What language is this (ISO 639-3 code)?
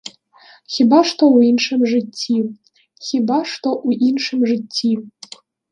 bel